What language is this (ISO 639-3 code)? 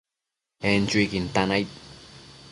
mcf